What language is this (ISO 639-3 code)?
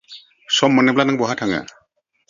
brx